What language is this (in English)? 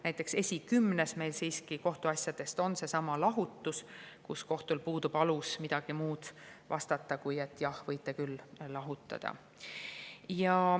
Estonian